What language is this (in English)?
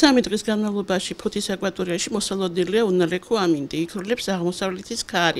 Ukrainian